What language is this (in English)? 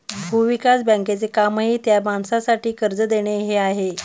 Marathi